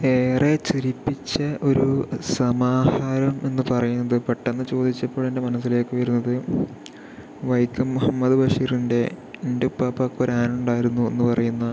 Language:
Malayalam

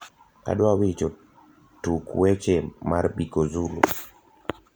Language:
Luo (Kenya and Tanzania)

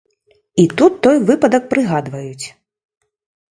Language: Belarusian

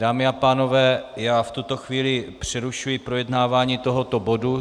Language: Czech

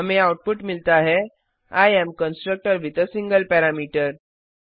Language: Hindi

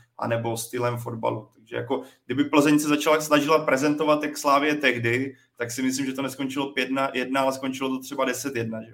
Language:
Czech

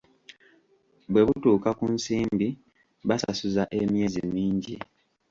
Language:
Ganda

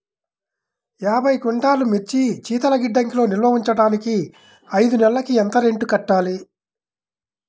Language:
Telugu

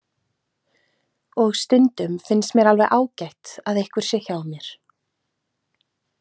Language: Icelandic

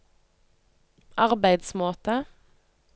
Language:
Norwegian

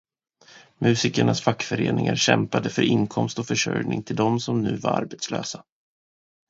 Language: Swedish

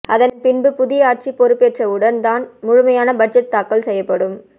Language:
Tamil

